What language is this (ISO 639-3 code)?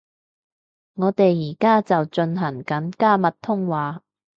yue